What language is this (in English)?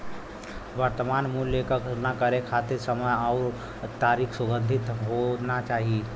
Bhojpuri